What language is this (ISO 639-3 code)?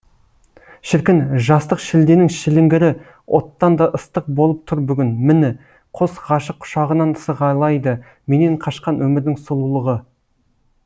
kaz